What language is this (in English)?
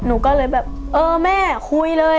Thai